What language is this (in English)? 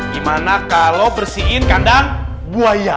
Indonesian